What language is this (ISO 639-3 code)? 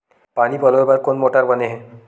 hne